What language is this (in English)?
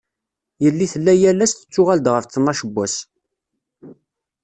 Kabyle